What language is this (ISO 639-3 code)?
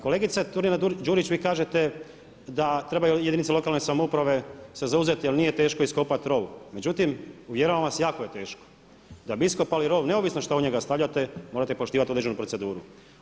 hrv